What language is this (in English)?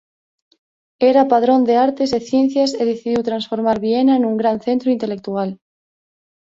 Galician